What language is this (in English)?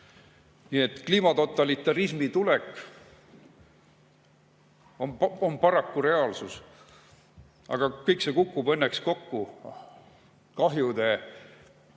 Estonian